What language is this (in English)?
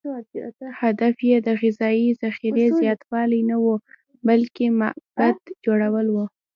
Pashto